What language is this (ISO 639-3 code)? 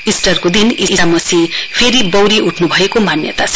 nep